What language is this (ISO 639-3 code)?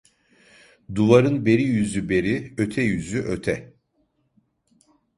tur